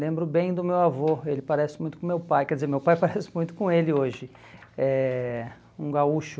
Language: Portuguese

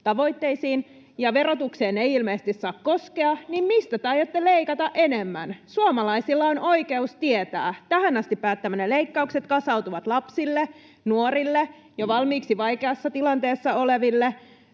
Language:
Finnish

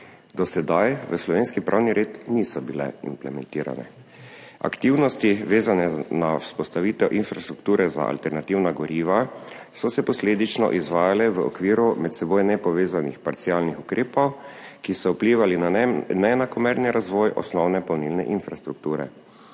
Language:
Slovenian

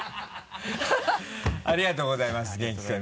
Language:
Japanese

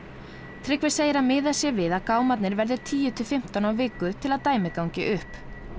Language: Icelandic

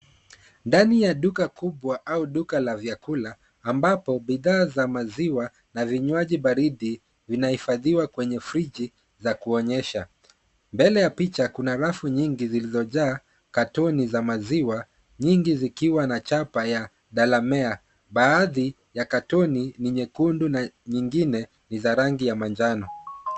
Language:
Swahili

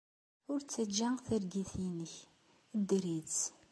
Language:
Kabyle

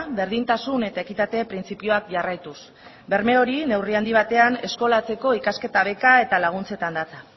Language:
Basque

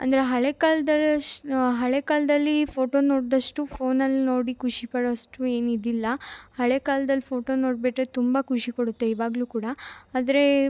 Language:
Kannada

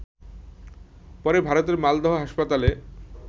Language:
Bangla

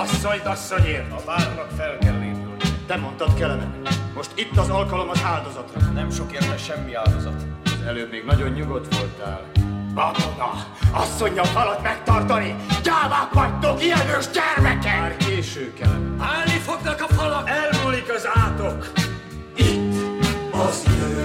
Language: Hungarian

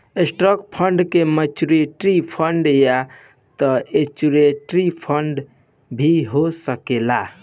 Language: Bhojpuri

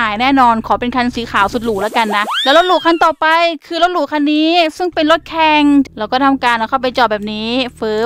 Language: Thai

